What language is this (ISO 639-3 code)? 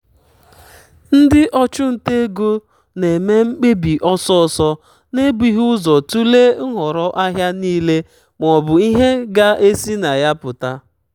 ibo